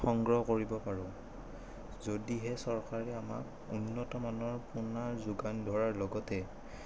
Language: Assamese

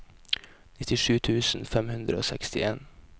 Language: Norwegian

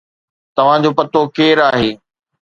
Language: Sindhi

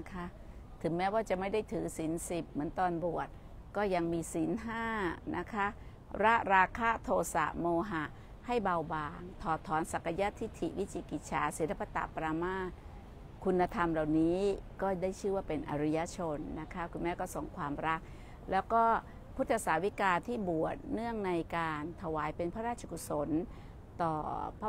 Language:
Thai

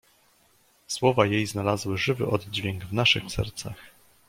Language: Polish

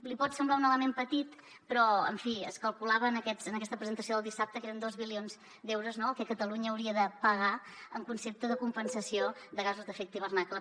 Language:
Catalan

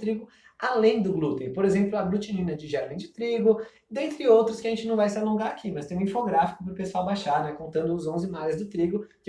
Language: Portuguese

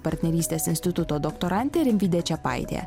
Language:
Lithuanian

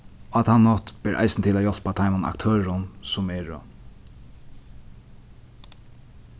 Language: Faroese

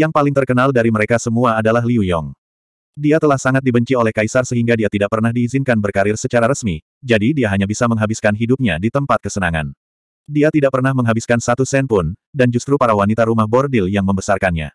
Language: Indonesian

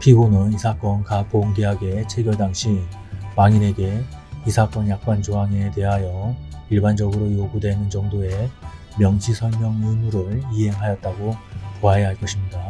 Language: Korean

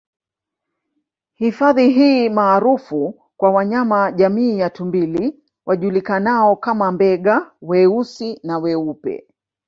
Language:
Swahili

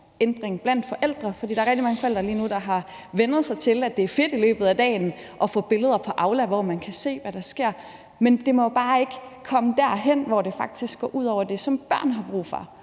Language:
Danish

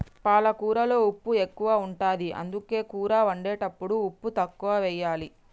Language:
Telugu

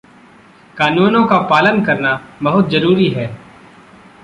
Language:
Hindi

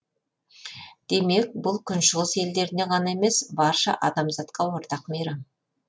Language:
Kazakh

